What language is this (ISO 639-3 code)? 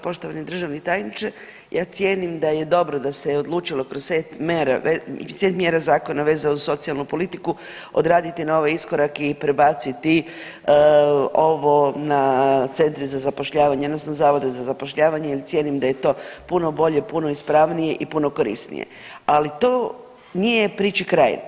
hrv